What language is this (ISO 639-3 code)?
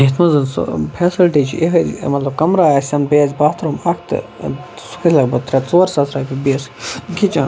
kas